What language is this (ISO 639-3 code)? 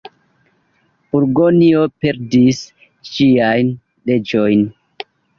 epo